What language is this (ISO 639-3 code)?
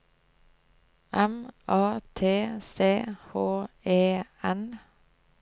nor